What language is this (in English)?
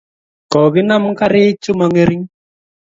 Kalenjin